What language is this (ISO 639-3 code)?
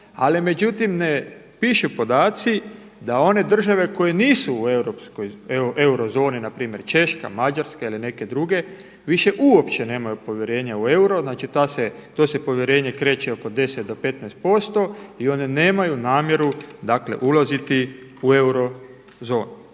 hrv